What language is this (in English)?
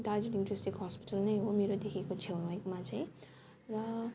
Nepali